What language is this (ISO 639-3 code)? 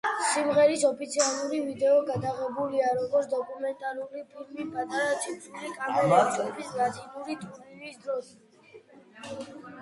kat